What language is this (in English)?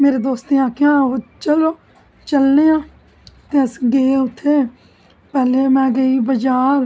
Dogri